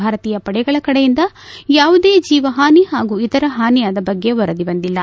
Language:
Kannada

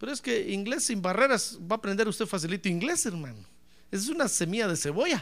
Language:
Spanish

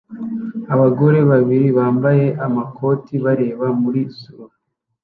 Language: Kinyarwanda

